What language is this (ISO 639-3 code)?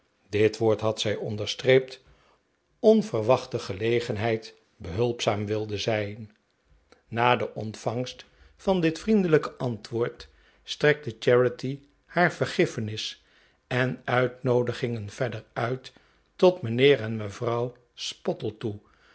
nld